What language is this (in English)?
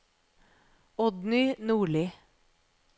Norwegian